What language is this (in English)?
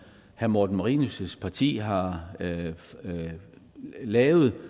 Danish